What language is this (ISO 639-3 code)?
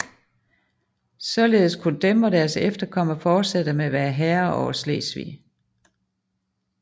dan